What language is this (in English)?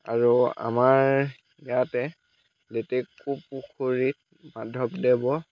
Assamese